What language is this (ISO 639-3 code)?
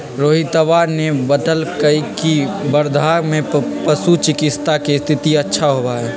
mag